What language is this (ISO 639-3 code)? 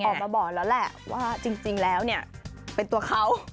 tha